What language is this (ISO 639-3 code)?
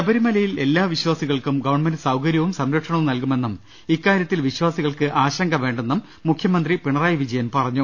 mal